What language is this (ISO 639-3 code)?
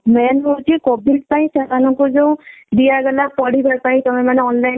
ori